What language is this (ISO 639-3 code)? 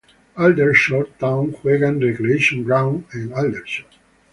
spa